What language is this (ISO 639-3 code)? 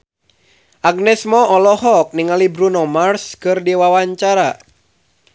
sun